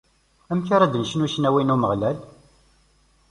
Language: Kabyle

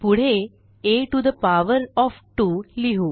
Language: Marathi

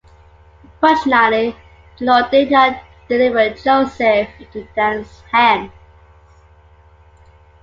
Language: English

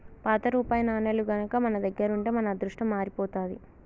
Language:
Telugu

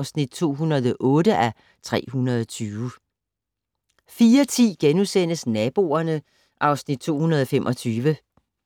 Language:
Danish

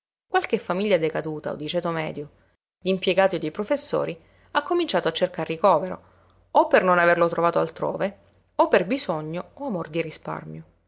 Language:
Italian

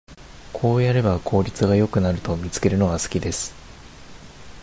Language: Japanese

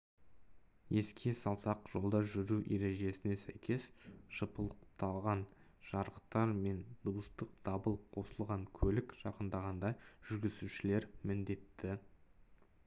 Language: Kazakh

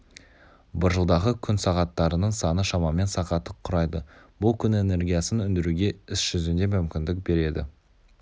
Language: Kazakh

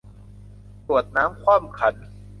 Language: Thai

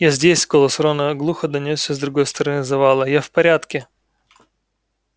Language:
Russian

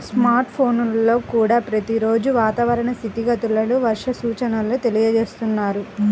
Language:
Telugu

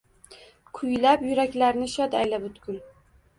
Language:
Uzbek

